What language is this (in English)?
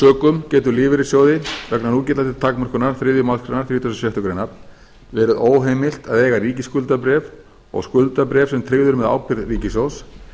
Icelandic